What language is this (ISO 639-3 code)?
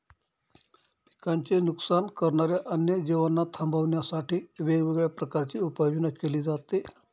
mar